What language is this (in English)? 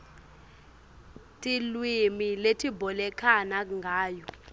Swati